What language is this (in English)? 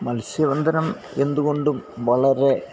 Malayalam